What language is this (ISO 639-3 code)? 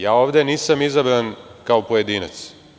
srp